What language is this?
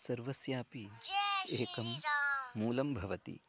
Sanskrit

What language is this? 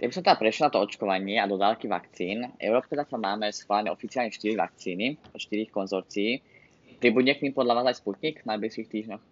Slovak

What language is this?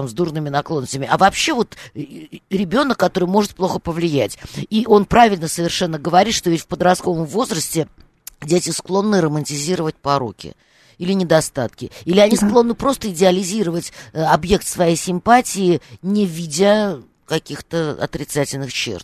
Russian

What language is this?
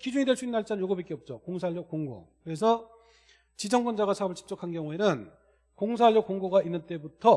Korean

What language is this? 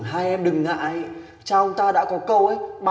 Vietnamese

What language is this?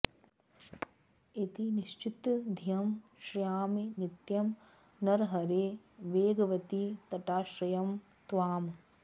Sanskrit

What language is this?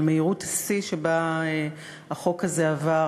Hebrew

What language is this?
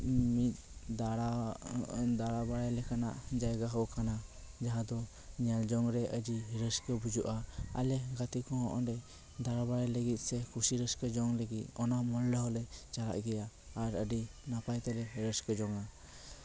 Santali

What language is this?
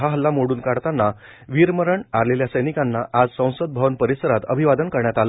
Marathi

